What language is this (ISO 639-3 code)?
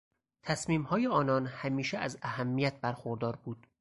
fas